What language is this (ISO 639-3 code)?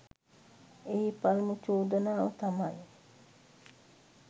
sin